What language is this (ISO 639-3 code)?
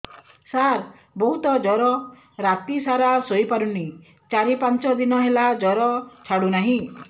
ori